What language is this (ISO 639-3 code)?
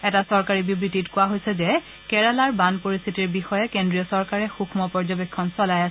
asm